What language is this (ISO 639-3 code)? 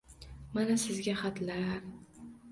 uzb